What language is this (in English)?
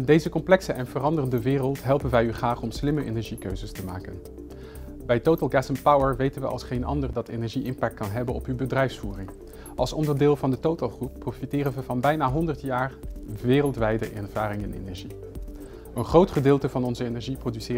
Dutch